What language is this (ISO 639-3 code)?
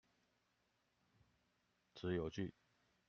zho